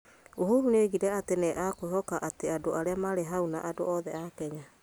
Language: Kikuyu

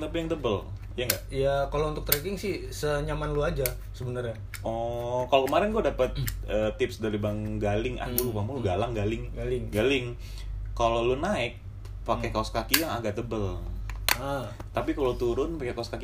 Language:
Indonesian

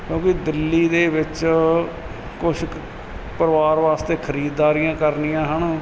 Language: Punjabi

